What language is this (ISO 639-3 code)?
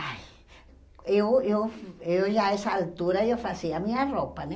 por